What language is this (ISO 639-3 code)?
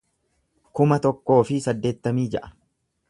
orm